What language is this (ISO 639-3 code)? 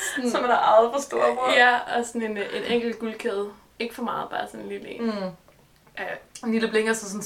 dan